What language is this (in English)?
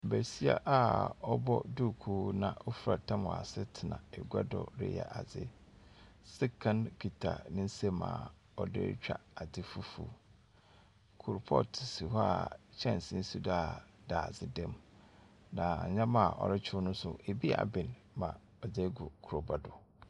Akan